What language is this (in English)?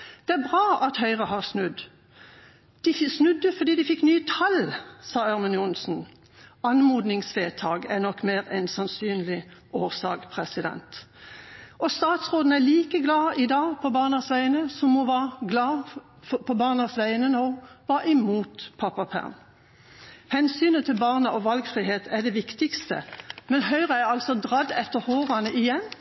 Norwegian Bokmål